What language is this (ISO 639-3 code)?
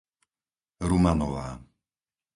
slk